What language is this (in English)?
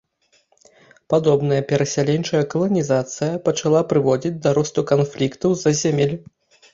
Belarusian